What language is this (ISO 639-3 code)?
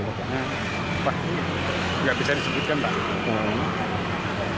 ind